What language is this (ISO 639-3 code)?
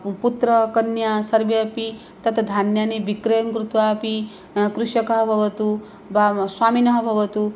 san